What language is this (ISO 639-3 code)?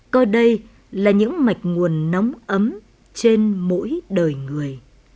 vie